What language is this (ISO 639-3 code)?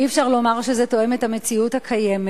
heb